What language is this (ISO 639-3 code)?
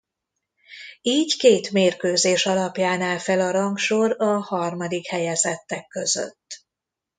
hun